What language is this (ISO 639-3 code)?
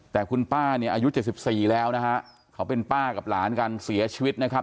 tha